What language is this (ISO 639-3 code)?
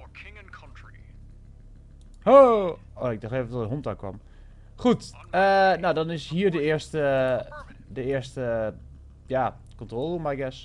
nld